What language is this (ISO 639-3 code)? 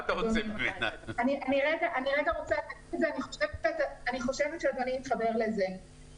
heb